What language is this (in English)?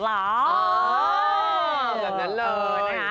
Thai